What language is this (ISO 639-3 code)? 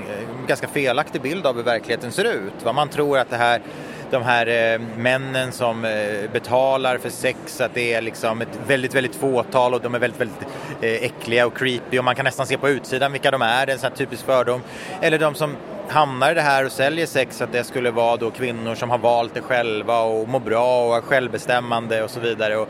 swe